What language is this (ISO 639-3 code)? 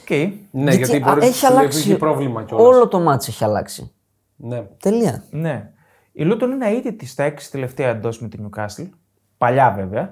ell